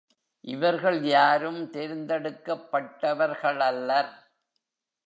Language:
Tamil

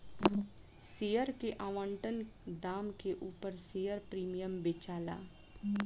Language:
Bhojpuri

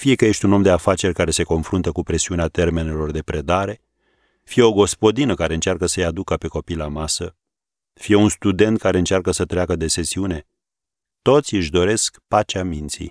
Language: Romanian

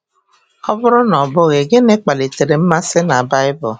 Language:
Igbo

